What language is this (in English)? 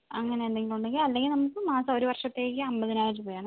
Malayalam